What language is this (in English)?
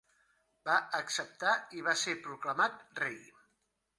Catalan